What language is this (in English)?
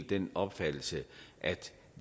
Danish